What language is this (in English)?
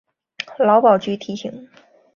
Chinese